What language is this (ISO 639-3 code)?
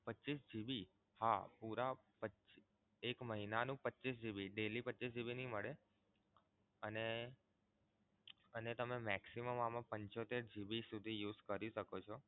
guj